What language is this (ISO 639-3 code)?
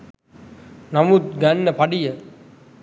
sin